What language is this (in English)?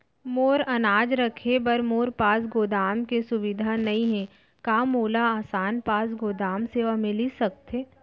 Chhattisgarhi